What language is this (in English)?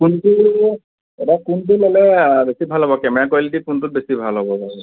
Assamese